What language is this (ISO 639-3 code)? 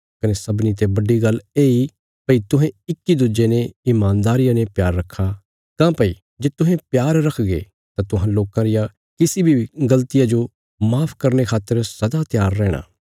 kfs